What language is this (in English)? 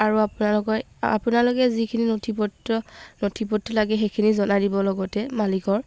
Assamese